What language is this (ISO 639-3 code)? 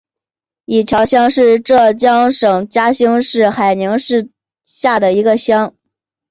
zho